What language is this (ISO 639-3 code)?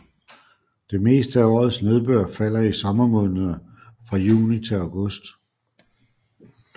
dan